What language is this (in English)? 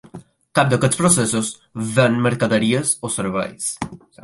Catalan